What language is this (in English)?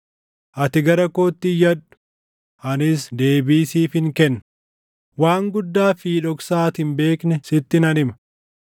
Oromo